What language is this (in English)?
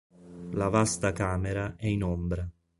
Italian